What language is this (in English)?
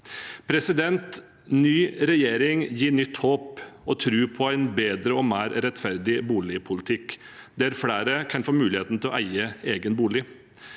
Norwegian